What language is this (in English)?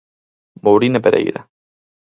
Galician